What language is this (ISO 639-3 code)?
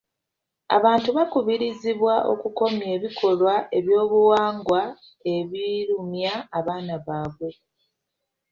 lug